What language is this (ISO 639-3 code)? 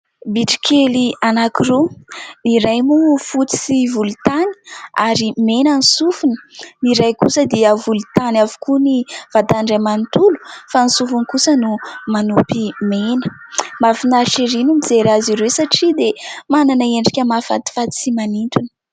mlg